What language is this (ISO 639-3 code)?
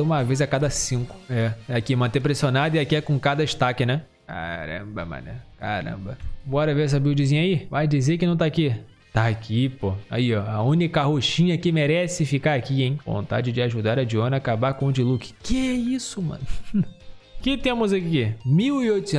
por